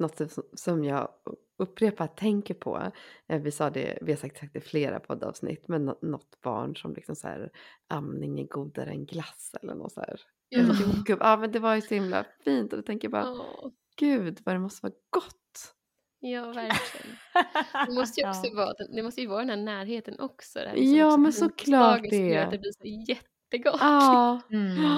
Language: Swedish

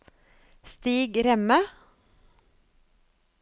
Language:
Norwegian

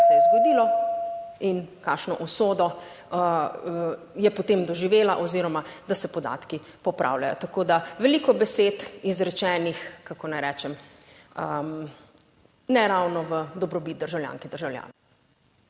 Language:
Slovenian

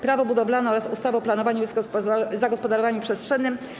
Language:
Polish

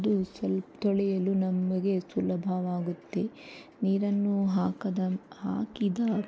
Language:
Kannada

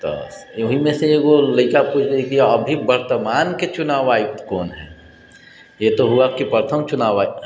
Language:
Maithili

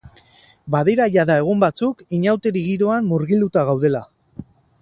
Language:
Basque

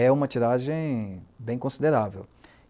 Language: Portuguese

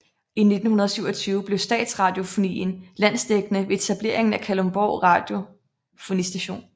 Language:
Danish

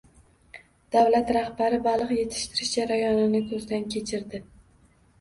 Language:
Uzbek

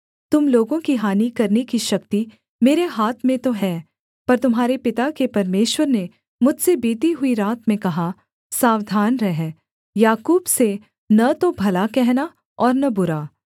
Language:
Hindi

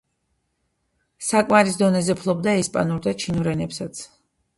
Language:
Georgian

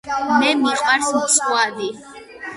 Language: Georgian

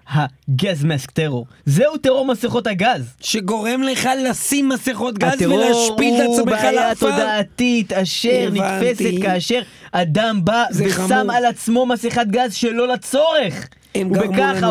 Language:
Hebrew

